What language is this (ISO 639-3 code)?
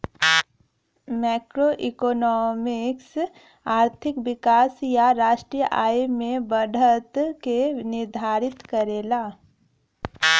bho